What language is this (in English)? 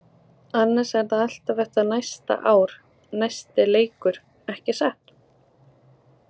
Icelandic